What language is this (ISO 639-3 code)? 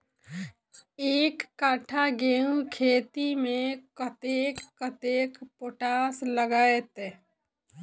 mai